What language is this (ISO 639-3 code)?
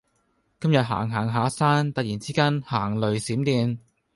yue